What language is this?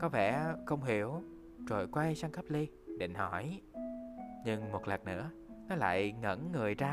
Vietnamese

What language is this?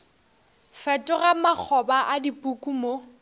Northern Sotho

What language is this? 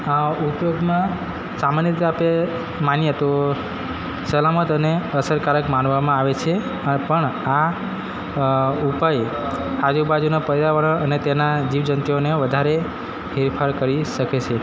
Gujarati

